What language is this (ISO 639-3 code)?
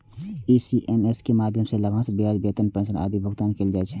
mai